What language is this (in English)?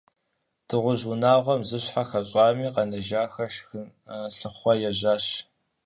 Kabardian